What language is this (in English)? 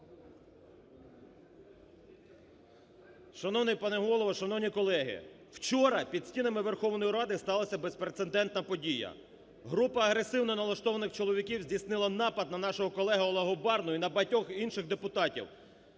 Ukrainian